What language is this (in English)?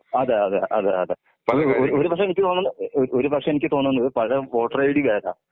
Malayalam